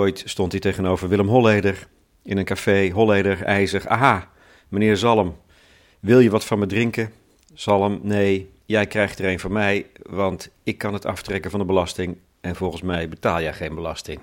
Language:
Dutch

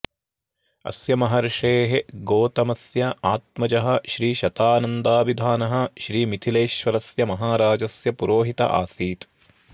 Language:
Sanskrit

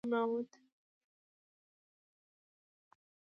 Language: Pashto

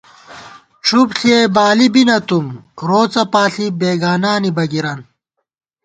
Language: Gawar-Bati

